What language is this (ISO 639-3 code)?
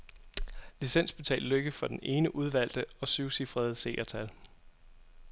dan